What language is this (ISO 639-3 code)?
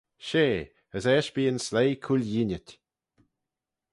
glv